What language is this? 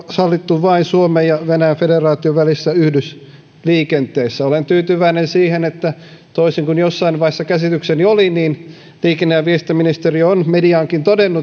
Finnish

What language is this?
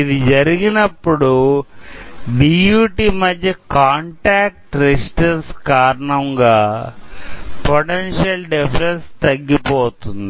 Telugu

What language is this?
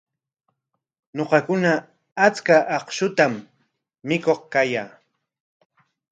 Corongo Ancash Quechua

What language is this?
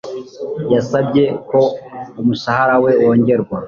Kinyarwanda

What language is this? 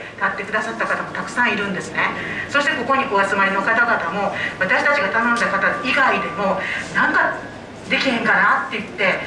Japanese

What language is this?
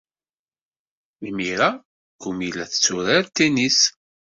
Kabyle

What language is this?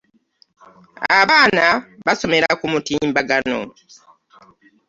Ganda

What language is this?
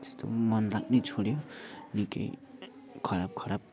Nepali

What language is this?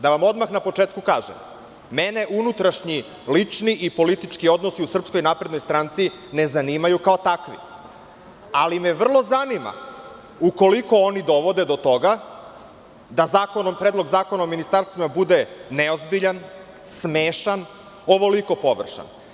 Serbian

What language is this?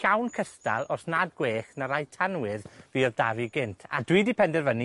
Welsh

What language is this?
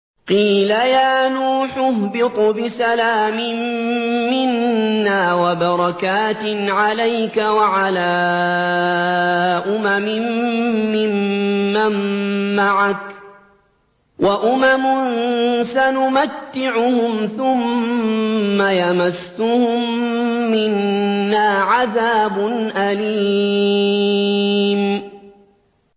Arabic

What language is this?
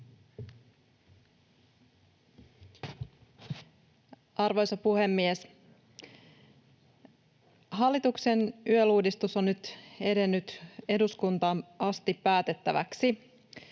Finnish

